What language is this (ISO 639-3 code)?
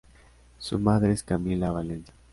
spa